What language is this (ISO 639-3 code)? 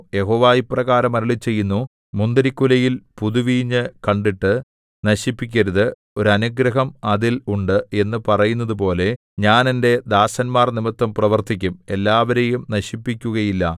mal